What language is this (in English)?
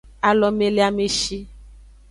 Aja (Benin)